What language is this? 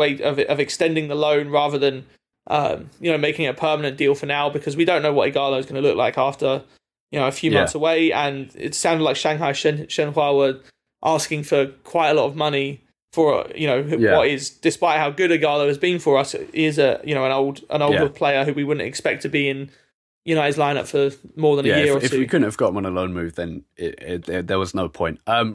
English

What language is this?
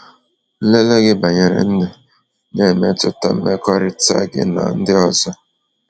Igbo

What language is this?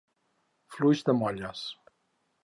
Catalan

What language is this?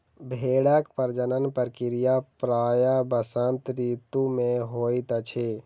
Maithili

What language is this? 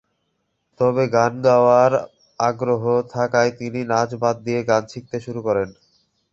Bangla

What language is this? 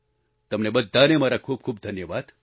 Gujarati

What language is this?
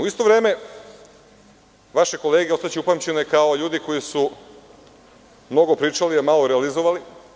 Serbian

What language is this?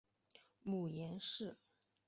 Chinese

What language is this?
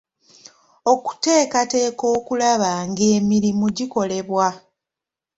Ganda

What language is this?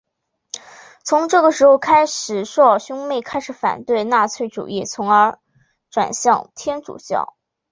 Chinese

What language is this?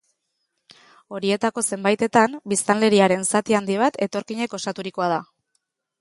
Basque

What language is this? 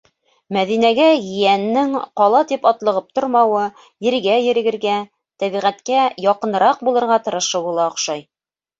Bashkir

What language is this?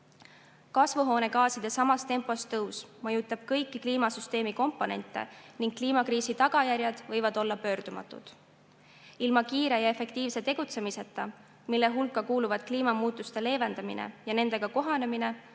Estonian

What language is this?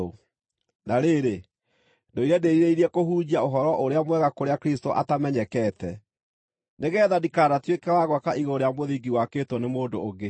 Kikuyu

